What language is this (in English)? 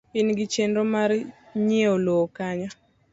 Luo (Kenya and Tanzania)